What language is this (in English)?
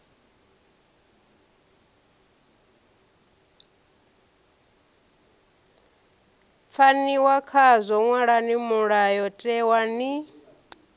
Venda